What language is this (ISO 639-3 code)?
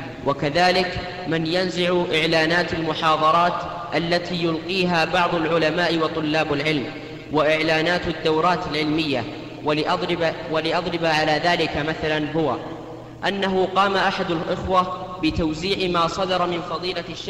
ara